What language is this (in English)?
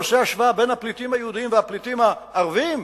Hebrew